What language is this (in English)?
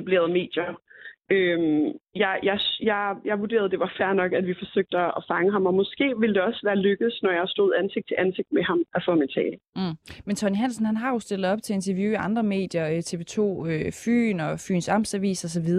Danish